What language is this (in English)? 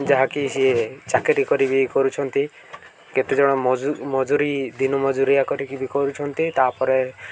Odia